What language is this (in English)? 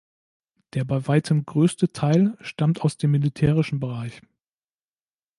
German